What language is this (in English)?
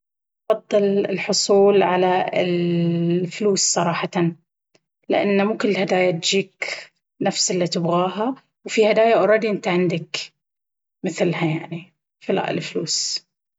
Baharna Arabic